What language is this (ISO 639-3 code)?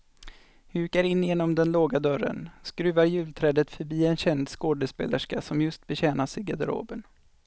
swe